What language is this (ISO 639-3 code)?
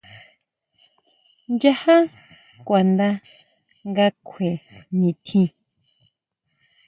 mau